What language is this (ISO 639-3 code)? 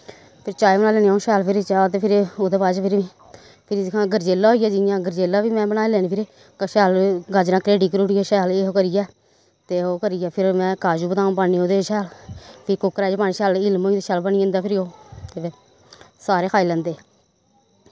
doi